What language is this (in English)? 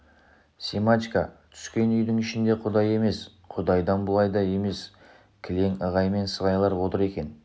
Kazakh